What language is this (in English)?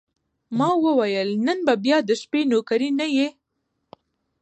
Pashto